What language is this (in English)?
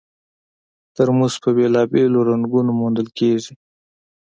Pashto